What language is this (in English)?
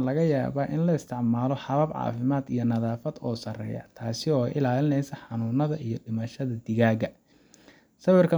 Somali